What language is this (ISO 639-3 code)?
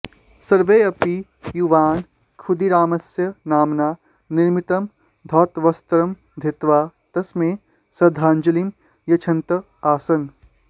san